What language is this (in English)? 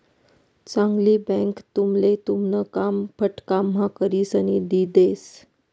Marathi